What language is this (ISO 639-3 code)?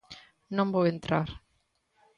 glg